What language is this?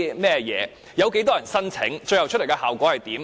Cantonese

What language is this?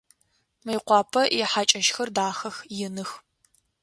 Adyghe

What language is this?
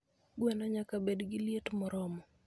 Luo (Kenya and Tanzania)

